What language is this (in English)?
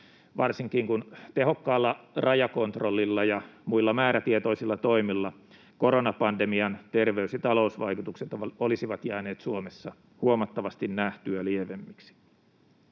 Finnish